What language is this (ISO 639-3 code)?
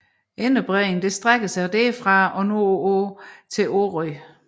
dan